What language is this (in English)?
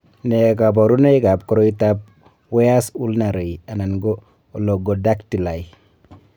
Kalenjin